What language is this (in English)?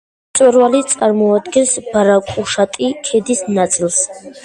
Georgian